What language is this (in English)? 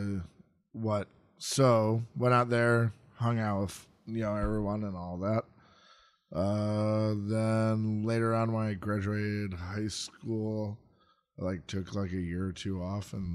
English